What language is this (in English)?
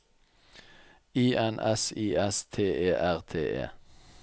Norwegian